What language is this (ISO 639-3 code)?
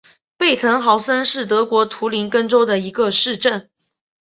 zho